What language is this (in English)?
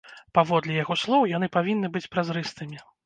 Belarusian